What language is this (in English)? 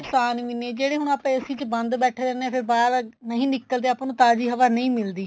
Punjabi